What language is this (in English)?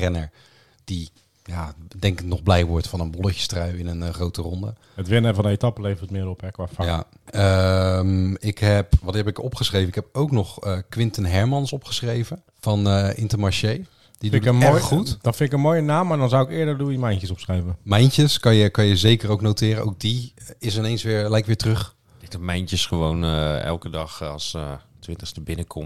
Dutch